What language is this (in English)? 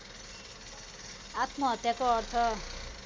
Nepali